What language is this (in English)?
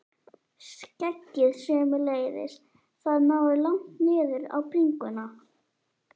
Icelandic